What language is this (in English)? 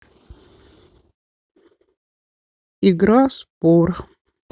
Russian